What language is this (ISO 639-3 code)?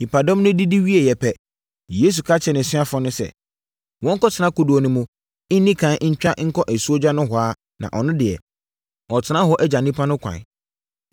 aka